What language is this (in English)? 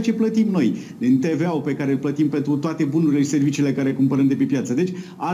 Romanian